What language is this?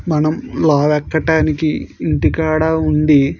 Telugu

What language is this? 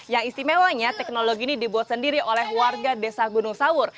Indonesian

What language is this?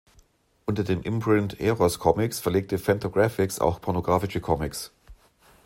German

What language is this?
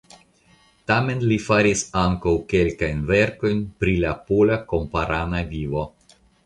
Esperanto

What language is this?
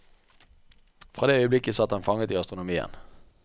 Norwegian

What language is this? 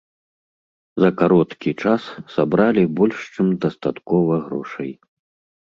Belarusian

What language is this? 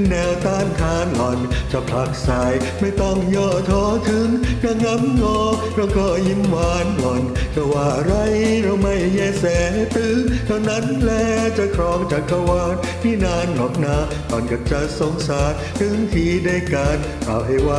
Thai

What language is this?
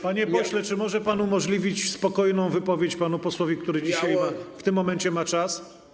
Polish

